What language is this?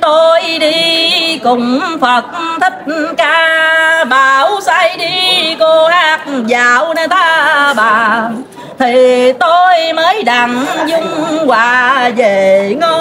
Vietnamese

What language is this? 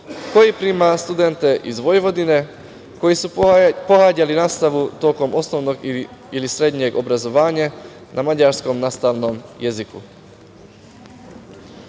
Serbian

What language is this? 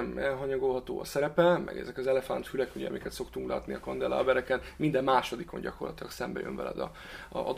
Hungarian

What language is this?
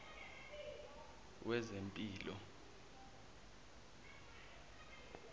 Zulu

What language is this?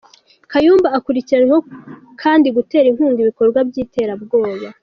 Kinyarwanda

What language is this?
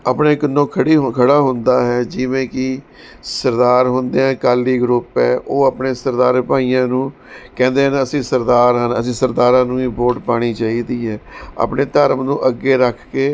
Punjabi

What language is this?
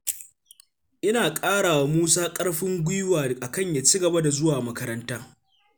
Hausa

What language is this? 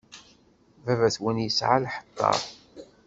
Kabyle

